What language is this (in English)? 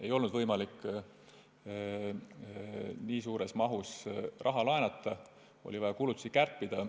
Estonian